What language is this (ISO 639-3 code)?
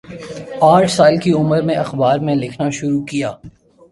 urd